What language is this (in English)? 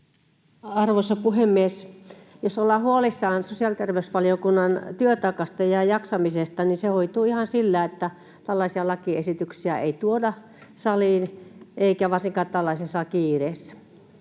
Finnish